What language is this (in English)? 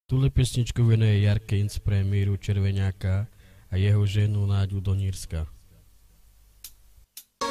Romanian